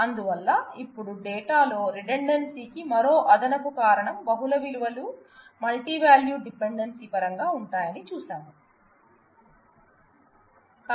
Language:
Telugu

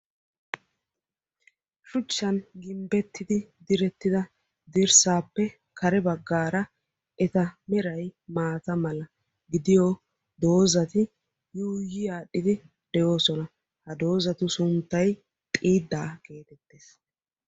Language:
Wolaytta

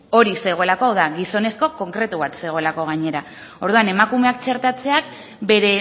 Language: Basque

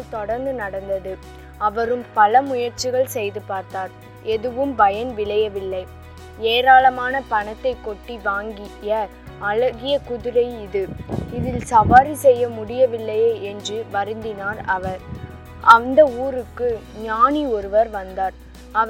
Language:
Tamil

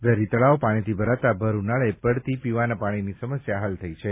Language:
Gujarati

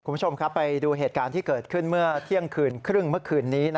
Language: Thai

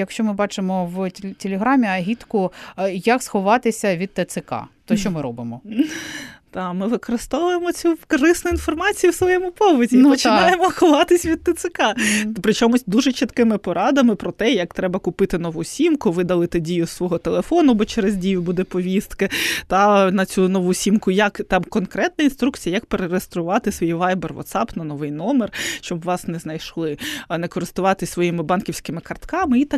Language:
Ukrainian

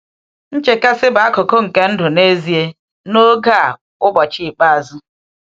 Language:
Igbo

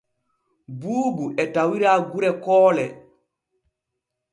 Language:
Borgu Fulfulde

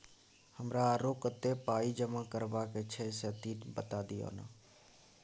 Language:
Maithili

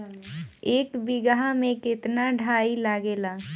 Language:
Bhojpuri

